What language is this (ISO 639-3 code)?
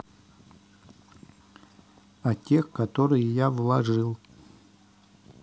rus